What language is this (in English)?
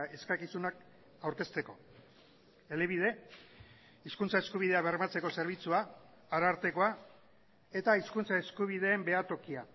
Basque